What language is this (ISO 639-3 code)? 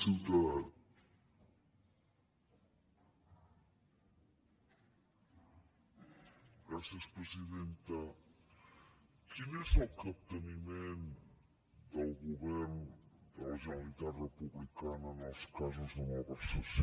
cat